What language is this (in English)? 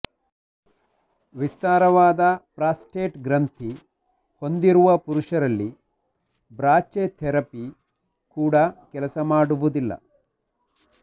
Kannada